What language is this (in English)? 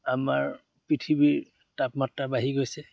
Assamese